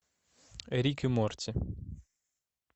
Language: Russian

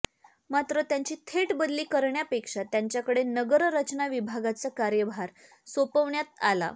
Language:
Marathi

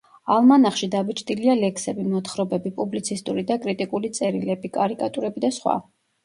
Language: Georgian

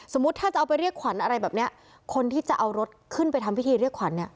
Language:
Thai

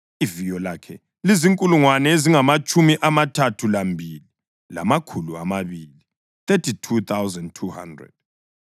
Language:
North Ndebele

